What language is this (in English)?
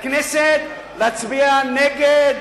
Hebrew